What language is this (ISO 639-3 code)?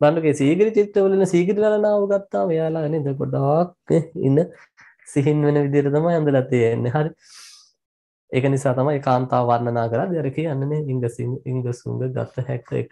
tur